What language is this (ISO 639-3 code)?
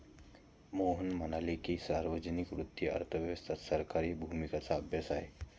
mar